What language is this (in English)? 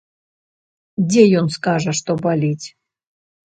Belarusian